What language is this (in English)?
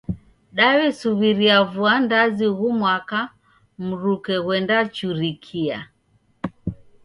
Taita